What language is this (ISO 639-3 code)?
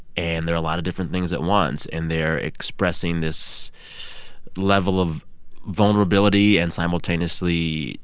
eng